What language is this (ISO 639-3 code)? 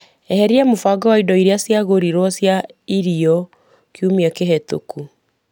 kik